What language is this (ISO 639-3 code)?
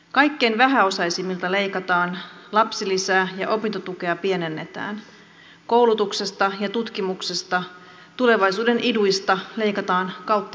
fin